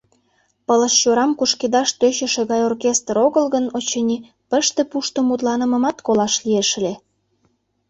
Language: Mari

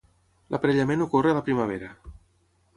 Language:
Catalan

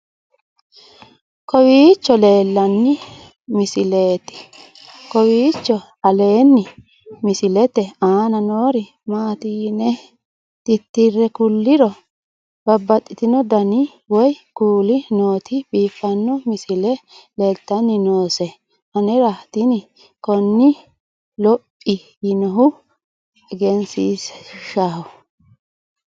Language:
Sidamo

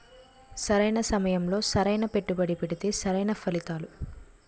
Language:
Telugu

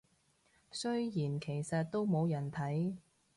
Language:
Cantonese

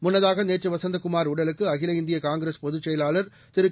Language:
Tamil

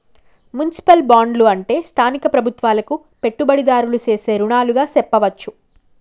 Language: Telugu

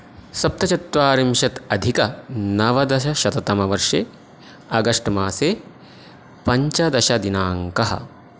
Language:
Sanskrit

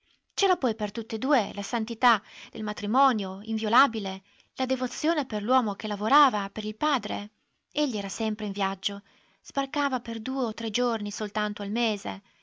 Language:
Italian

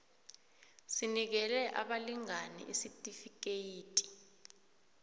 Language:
South Ndebele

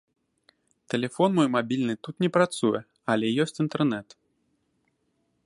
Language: Belarusian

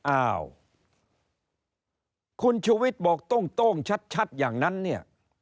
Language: Thai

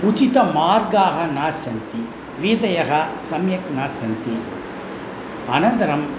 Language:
Sanskrit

